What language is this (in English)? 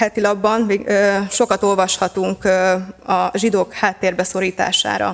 Hungarian